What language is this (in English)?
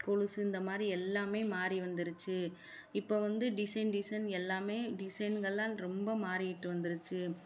Tamil